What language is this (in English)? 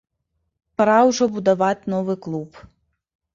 Belarusian